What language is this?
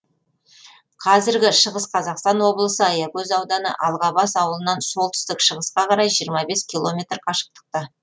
Kazakh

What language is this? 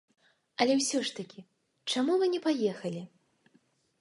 Belarusian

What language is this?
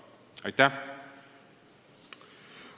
Estonian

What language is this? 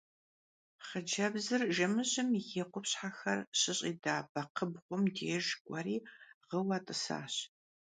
Kabardian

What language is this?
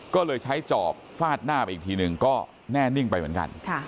Thai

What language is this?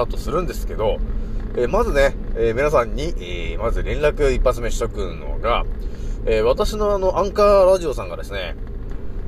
Japanese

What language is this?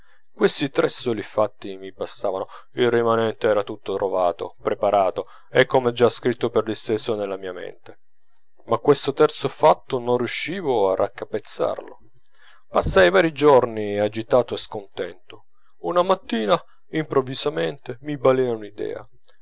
Italian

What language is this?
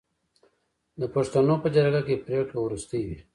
Pashto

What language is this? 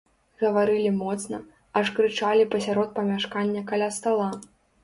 Belarusian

